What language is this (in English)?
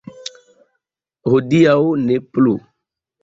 Esperanto